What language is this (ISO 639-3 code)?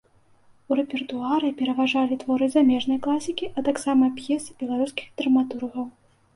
bel